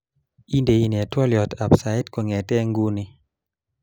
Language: Kalenjin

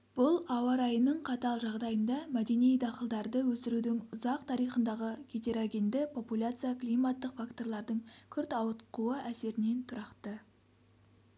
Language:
Kazakh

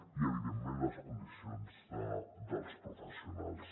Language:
Catalan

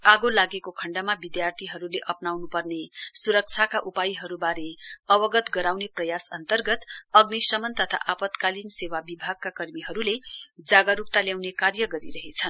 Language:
Nepali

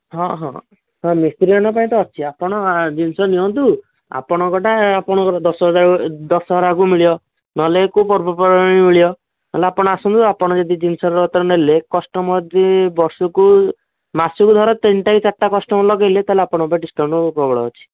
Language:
Odia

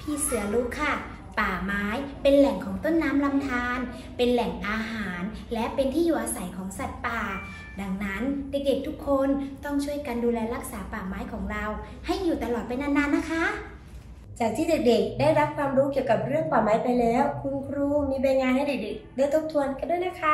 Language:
Thai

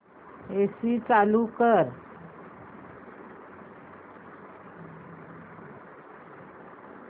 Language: Marathi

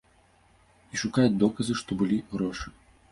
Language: Belarusian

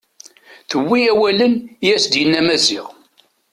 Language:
Kabyle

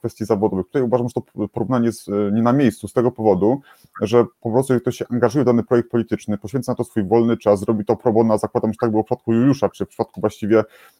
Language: Polish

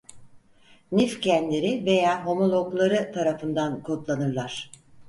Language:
Turkish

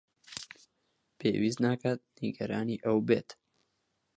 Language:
Central Kurdish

